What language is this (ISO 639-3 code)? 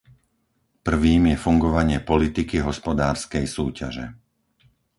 slk